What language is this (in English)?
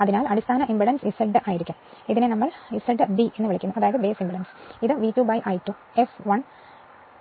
Malayalam